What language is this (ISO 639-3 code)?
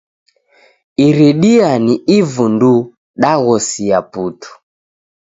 dav